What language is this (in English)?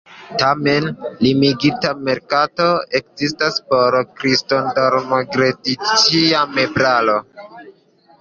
Esperanto